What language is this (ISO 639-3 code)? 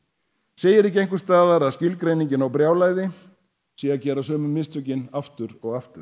isl